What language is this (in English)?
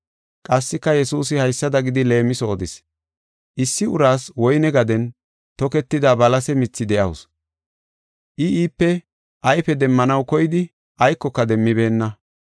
Gofa